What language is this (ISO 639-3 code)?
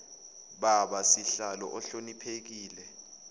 zul